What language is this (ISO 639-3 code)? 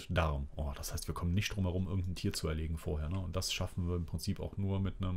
deu